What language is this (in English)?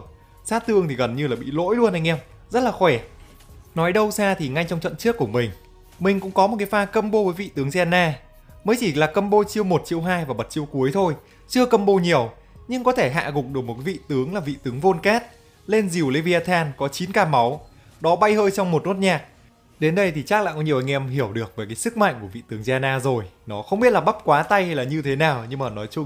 Vietnamese